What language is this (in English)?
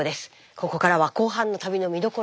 Japanese